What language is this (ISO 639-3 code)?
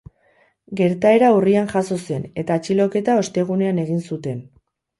eus